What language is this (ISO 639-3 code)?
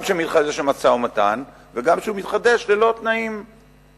heb